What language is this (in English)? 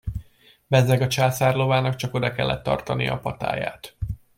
Hungarian